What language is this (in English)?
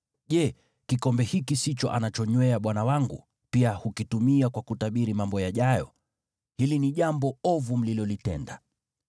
Swahili